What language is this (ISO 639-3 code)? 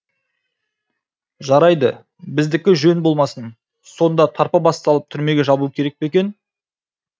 kaz